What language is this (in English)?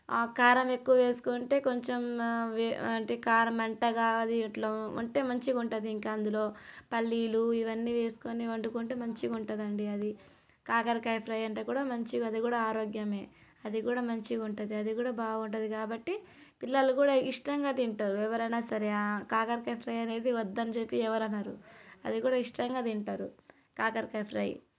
Telugu